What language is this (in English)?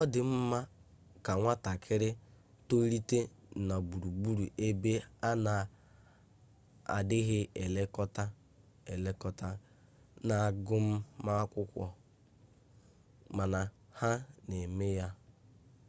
Igbo